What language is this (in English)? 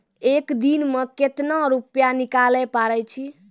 Maithili